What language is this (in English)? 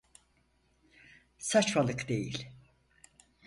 Turkish